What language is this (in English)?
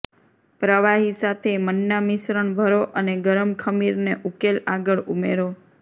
Gujarati